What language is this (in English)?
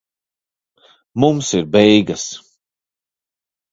Latvian